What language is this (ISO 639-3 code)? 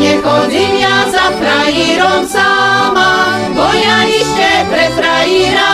slk